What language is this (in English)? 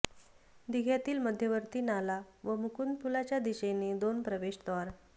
Marathi